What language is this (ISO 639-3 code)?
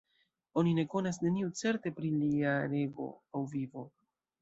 epo